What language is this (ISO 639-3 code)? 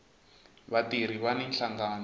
tso